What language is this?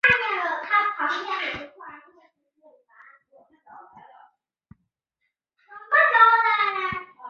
Chinese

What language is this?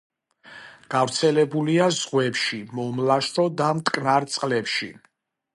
Georgian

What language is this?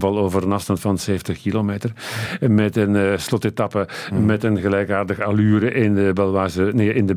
Dutch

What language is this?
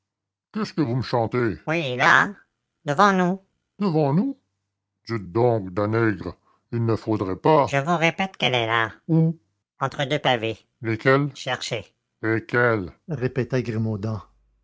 French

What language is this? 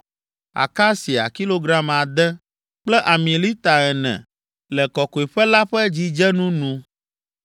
Ewe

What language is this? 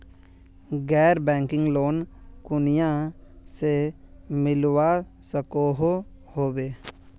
Magahi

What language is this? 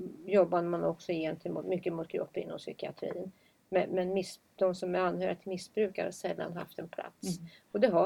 Swedish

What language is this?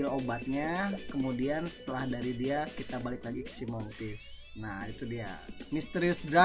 Indonesian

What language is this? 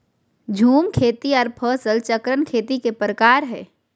Magahi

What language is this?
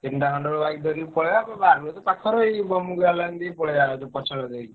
Odia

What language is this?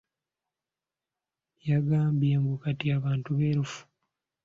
Ganda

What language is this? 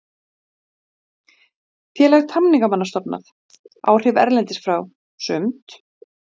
Icelandic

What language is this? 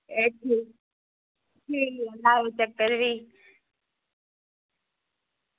Dogri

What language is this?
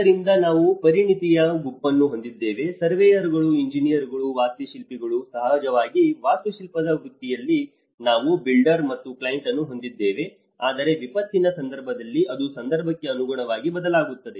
Kannada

